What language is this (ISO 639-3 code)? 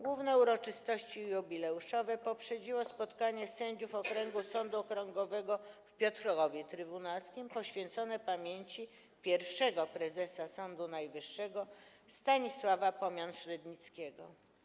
pol